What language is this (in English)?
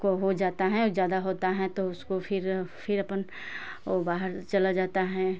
Hindi